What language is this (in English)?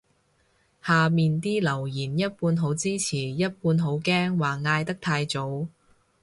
Cantonese